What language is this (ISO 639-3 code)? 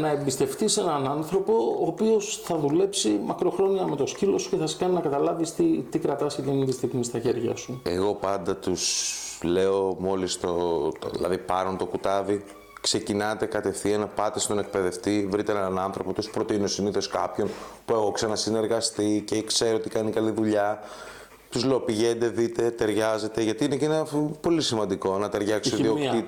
ell